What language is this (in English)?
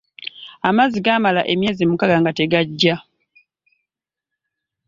Ganda